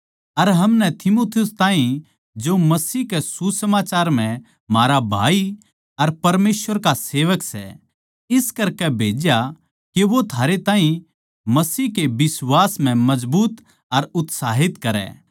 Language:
Haryanvi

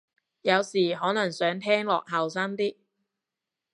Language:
Cantonese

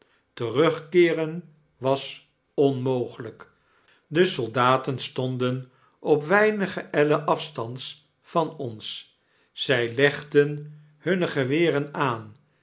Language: Dutch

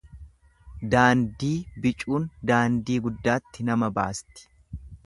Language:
Oromo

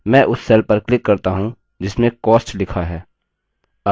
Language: Hindi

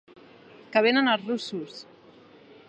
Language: Catalan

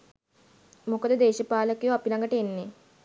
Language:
Sinhala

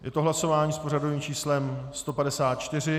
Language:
Czech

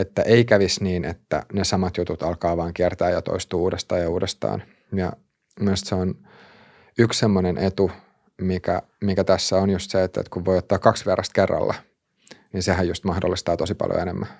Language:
Finnish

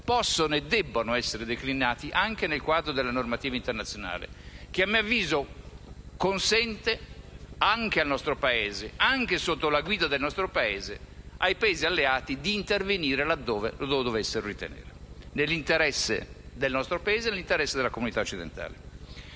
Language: Italian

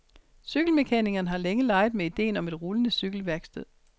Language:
Danish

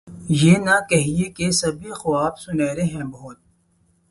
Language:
Urdu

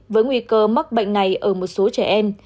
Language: Vietnamese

